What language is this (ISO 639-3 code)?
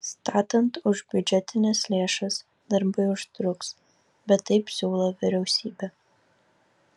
lit